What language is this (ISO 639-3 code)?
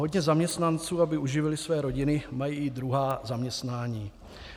ces